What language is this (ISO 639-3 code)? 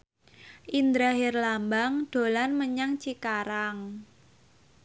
jav